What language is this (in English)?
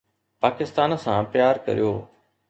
Sindhi